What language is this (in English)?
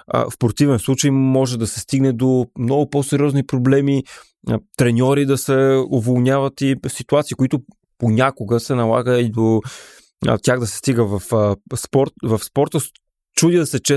Bulgarian